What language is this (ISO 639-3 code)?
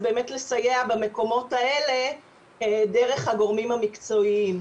heb